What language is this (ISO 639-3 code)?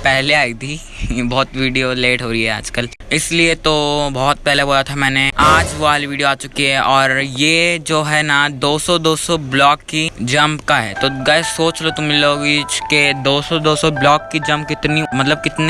hin